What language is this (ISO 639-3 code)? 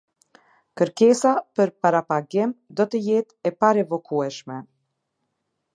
sqi